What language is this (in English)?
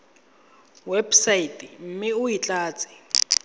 Tswana